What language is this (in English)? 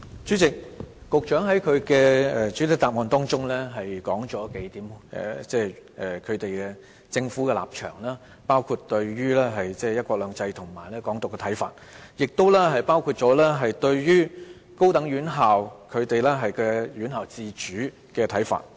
Cantonese